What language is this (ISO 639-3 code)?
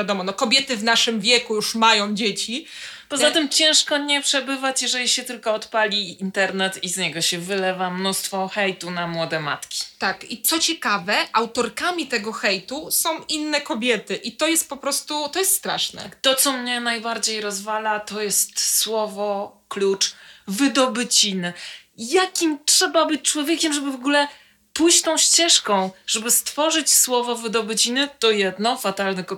pol